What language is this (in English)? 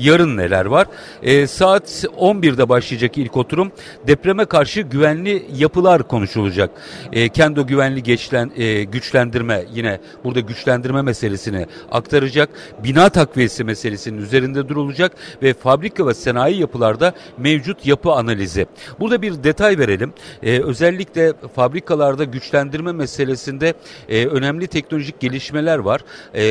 Turkish